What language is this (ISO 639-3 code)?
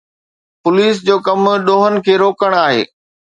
snd